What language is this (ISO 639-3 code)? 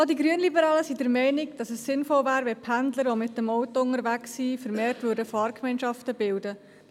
gsw